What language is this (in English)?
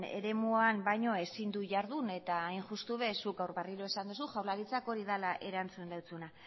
Basque